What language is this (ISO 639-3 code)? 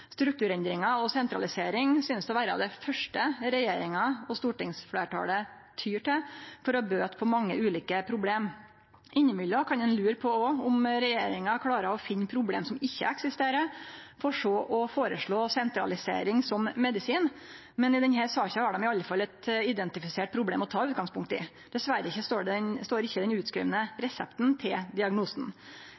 nno